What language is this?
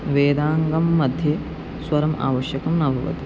Sanskrit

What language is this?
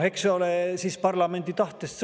Estonian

